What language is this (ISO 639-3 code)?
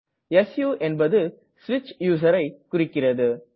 tam